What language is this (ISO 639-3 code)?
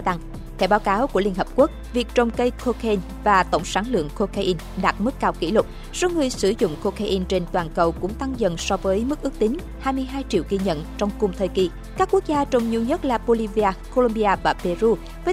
vie